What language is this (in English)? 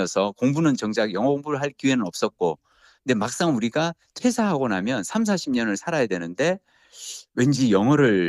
Korean